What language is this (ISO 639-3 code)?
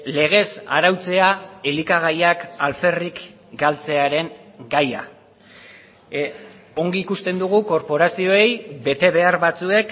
eus